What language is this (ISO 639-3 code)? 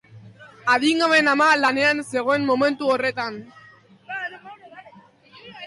eus